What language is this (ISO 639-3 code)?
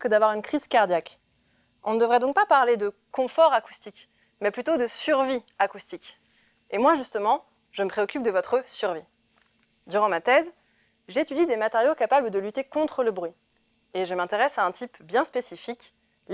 fra